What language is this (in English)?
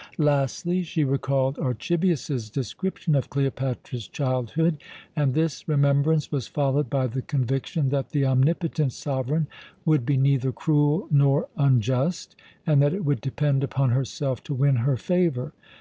English